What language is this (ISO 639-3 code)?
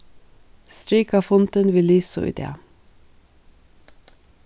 fao